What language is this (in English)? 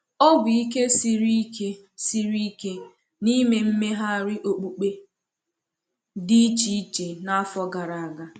Igbo